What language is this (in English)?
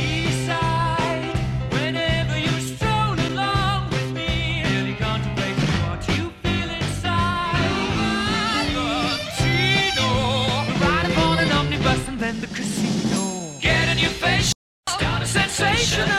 Italian